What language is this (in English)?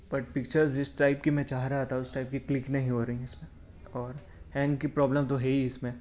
Urdu